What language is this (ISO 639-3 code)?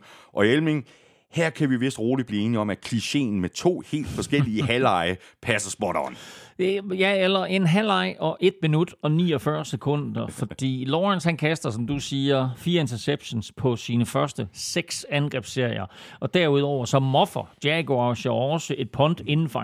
dan